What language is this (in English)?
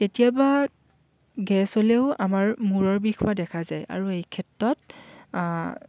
Assamese